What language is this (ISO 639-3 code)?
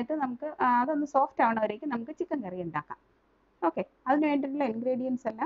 hin